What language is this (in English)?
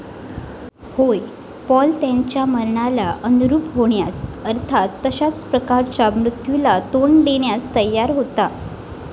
Marathi